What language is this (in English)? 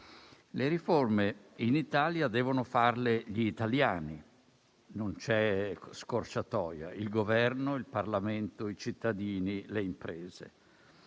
Italian